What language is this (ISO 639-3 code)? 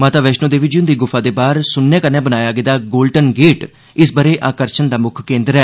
doi